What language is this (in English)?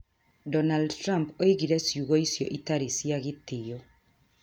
Kikuyu